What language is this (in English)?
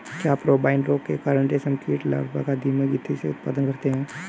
Hindi